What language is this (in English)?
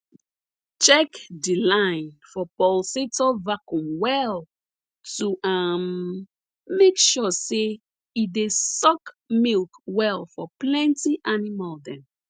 Nigerian Pidgin